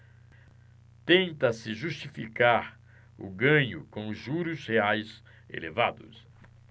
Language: Portuguese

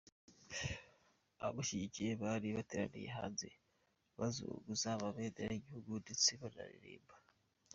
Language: Kinyarwanda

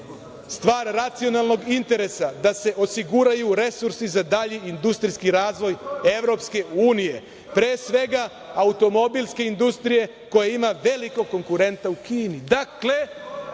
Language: Serbian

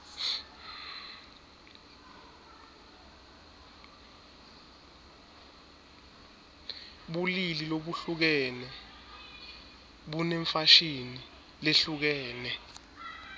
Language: Swati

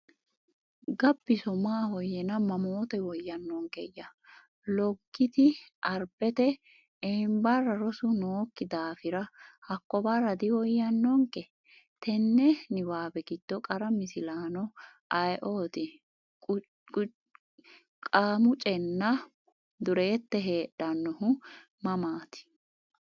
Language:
Sidamo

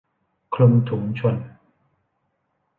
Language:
Thai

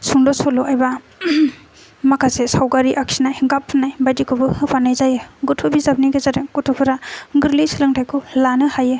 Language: Bodo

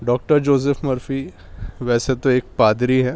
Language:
Urdu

